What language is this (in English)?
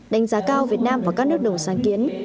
Vietnamese